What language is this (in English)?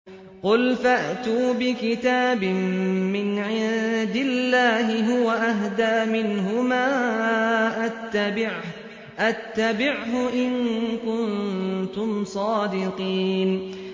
Arabic